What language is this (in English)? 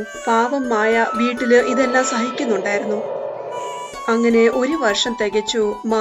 Hindi